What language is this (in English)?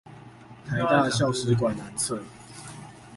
Chinese